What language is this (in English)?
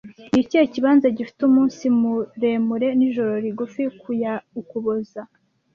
Kinyarwanda